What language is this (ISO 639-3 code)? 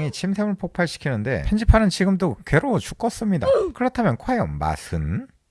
kor